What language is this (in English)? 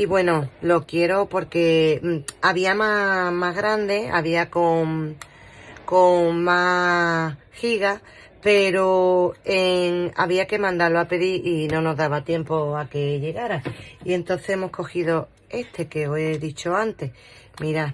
Spanish